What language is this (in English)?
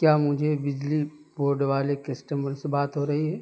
Urdu